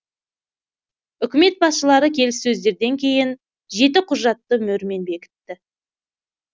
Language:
Kazakh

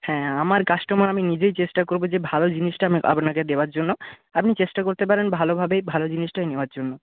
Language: Bangla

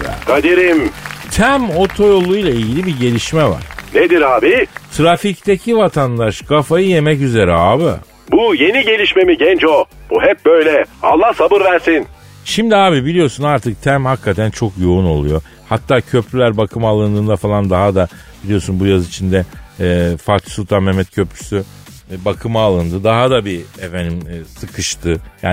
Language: Turkish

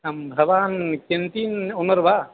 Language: Sanskrit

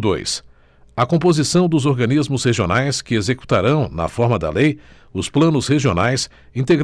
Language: Portuguese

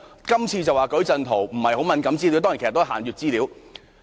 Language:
Cantonese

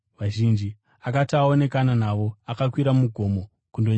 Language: Shona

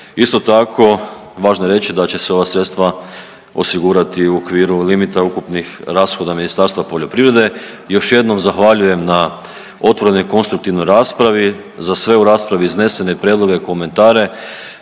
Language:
Croatian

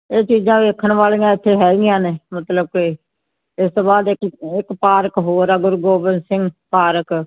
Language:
Punjabi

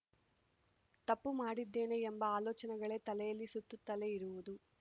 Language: Kannada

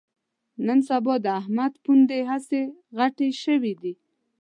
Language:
Pashto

